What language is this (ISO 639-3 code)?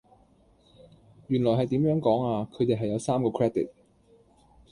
yue